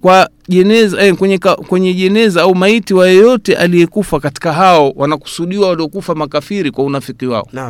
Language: Swahili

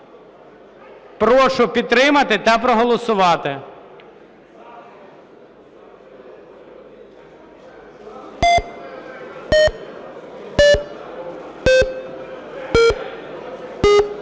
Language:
Ukrainian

